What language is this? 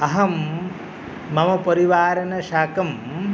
Sanskrit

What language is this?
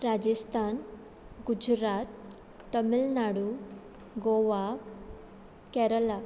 Konkani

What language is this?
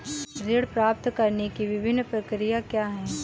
Hindi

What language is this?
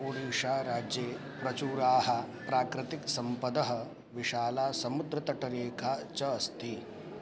Sanskrit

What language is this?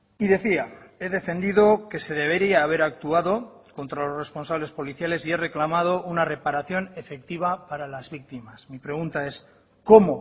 Spanish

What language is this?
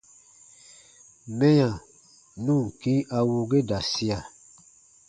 Baatonum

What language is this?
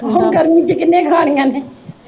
Punjabi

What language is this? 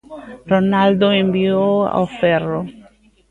Galician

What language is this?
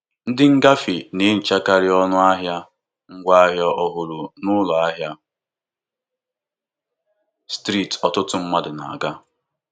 Igbo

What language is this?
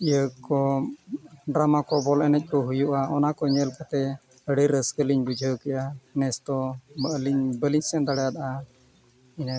Santali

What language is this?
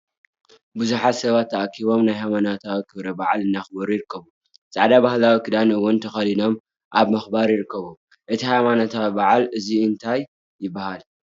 Tigrinya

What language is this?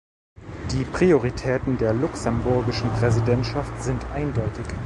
German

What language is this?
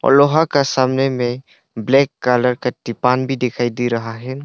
Hindi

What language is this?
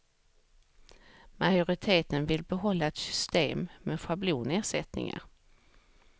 Swedish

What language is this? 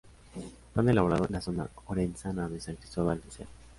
Spanish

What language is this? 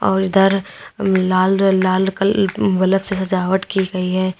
Hindi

